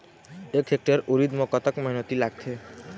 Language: Chhattisgarhi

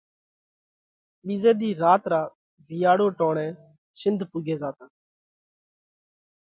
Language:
Parkari Koli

